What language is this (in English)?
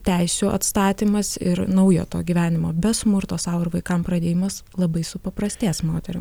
Lithuanian